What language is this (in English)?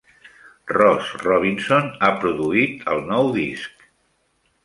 Catalan